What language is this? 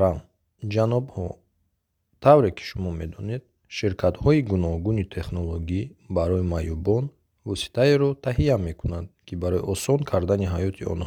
Bulgarian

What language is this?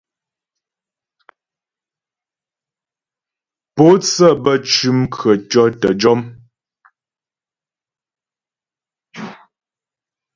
Ghomala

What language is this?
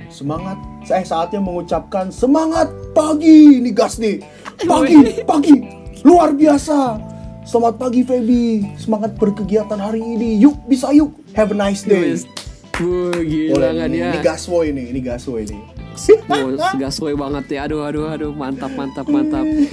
Indonesian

